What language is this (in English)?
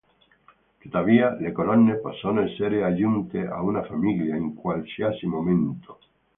Italian